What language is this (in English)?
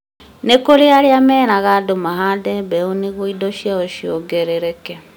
Kikuyu